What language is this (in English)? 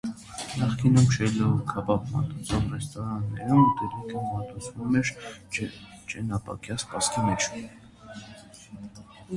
Armenian